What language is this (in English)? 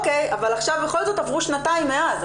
Hebrew